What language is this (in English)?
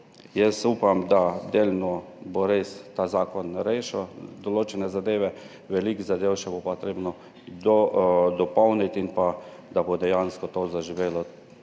Slovenian